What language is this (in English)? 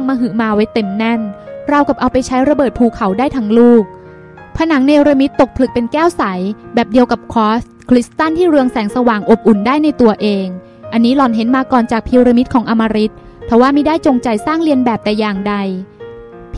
Thai